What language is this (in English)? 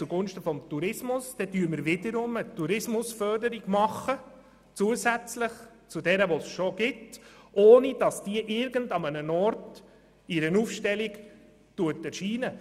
Swiss German